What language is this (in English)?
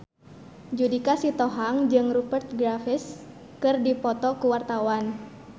Sundanese